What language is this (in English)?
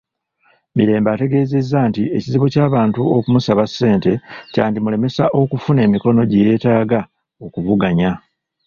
Ganda